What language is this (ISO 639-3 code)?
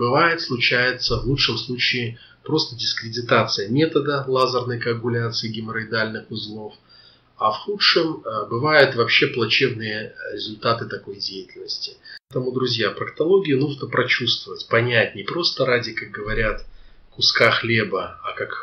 rus